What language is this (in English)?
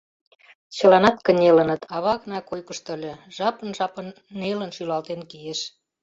Mari